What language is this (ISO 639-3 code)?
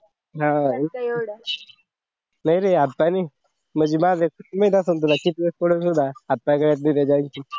mar